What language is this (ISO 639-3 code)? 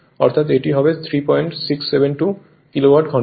ben